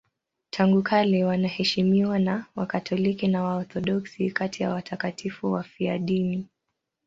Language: Swahili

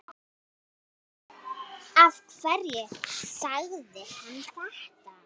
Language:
Icelandic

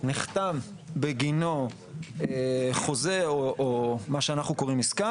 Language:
Hebrew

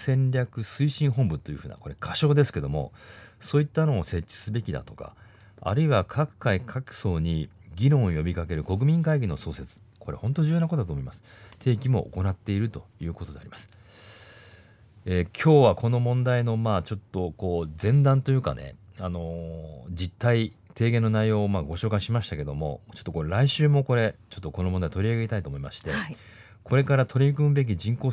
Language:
Japanese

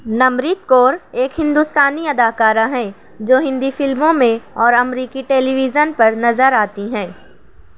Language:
Urdu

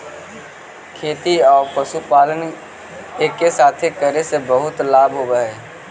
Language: Magahi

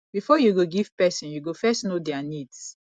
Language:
Nigerian Pidgin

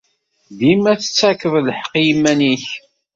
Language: Kabyle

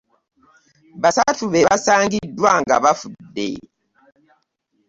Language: Ganda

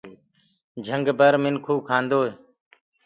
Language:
Gurgula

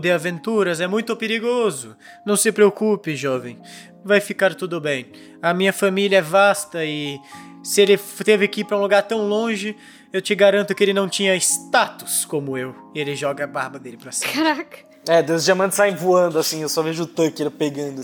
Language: Portuguese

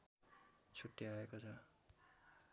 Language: Nepali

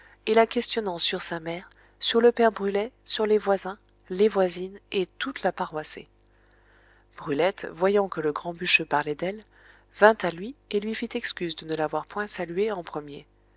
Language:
French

